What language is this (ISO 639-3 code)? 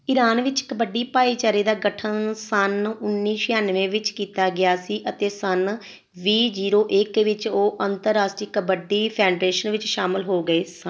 pan